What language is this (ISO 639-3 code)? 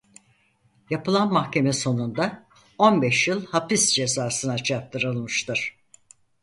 tur